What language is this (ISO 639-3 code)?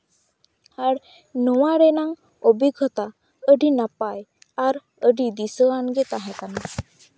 sat